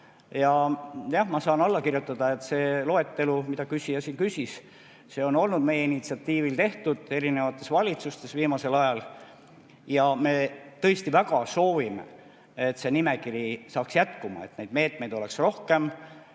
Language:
Estonian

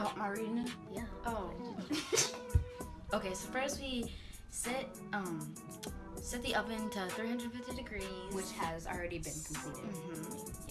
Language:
English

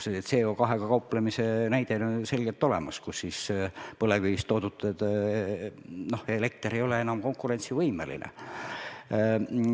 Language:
Estonian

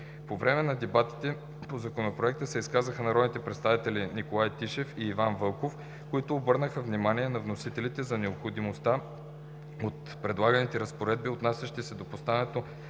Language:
Bulgarian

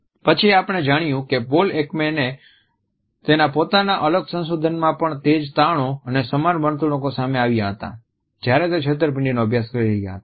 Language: Gujarati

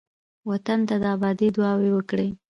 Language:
Pashto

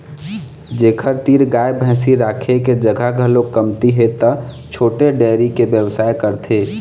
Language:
Chhattisgarhi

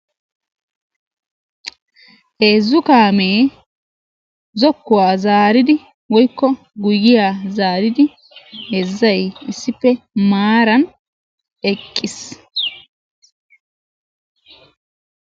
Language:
Wolaytta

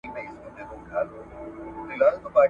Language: Pashto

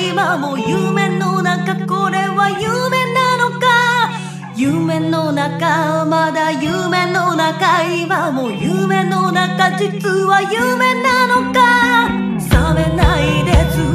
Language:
Japanese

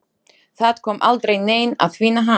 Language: Icelandic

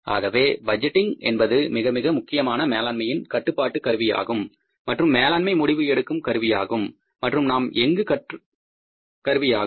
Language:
Tamil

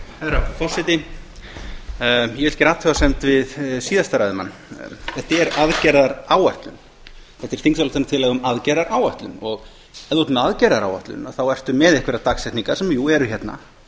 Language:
Icelandic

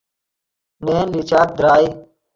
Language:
Yidgha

